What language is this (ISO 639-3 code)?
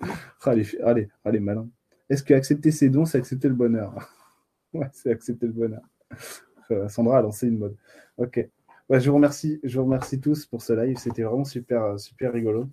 fra